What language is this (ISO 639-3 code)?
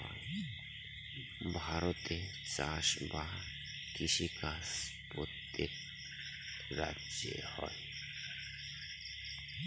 ben